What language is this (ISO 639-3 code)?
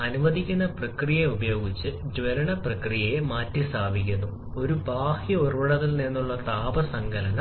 mal